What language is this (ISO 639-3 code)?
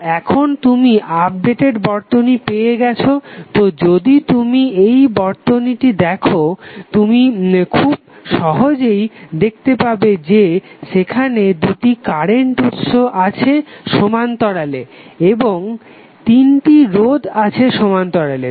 ben